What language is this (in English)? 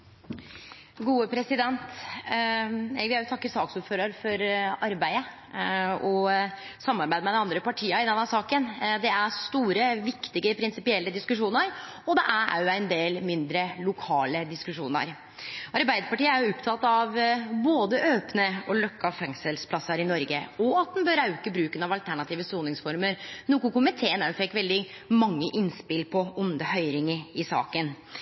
Norwegian Nynorsk